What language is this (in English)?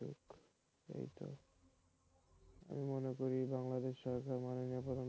Bangla